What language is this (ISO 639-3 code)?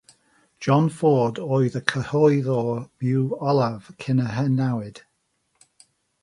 cym